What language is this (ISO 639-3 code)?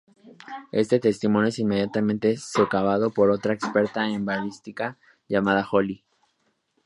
spa